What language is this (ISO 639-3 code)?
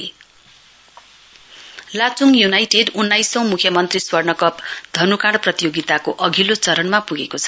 nep